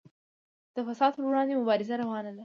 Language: Pashto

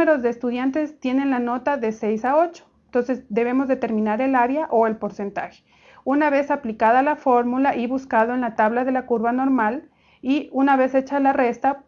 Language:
Spanish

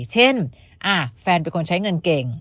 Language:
Thai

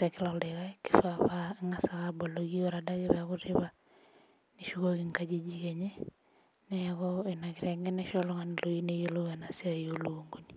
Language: Masai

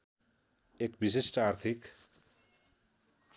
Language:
Nepali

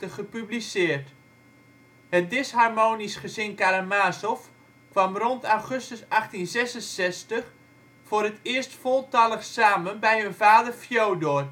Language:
Dutch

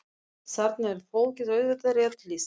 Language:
Icelandic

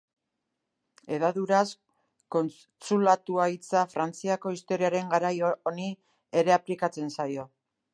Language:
Basque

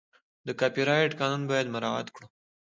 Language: Pashto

